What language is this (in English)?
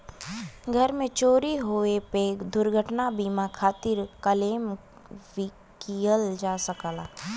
Bhojpuri